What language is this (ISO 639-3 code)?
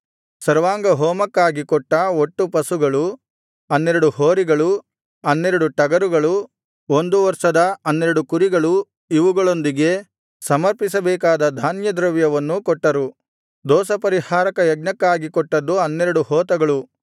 kan